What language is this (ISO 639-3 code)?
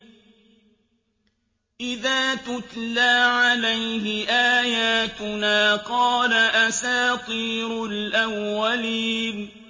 ara